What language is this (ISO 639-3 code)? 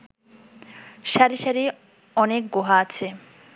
ben